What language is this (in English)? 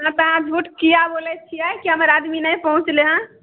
Maithili